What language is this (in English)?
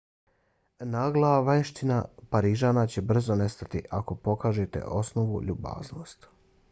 Bosnian